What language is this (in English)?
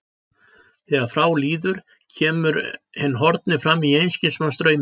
Icelandic